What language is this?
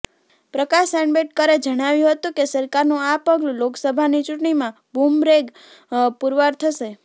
Gujarati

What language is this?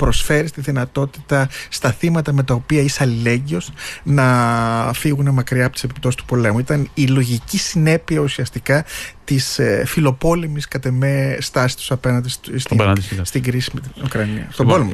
Greek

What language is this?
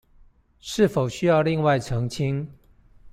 Chinese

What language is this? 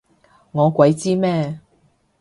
Cantonese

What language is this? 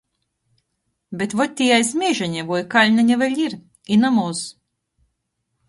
Latgalian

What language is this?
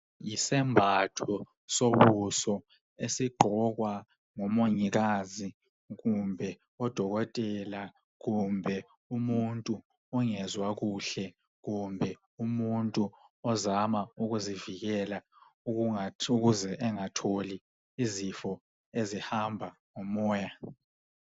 North Ndebele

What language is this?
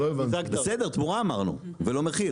Hebrew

